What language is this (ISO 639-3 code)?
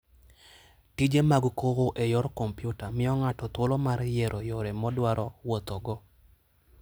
luo